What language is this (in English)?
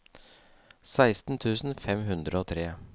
Norwegian